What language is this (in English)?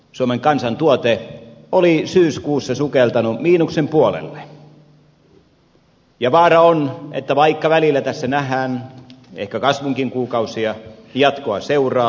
Finnish